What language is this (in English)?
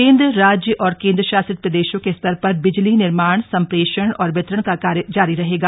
Hindi